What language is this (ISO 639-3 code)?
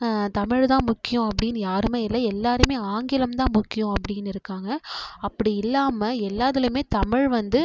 tam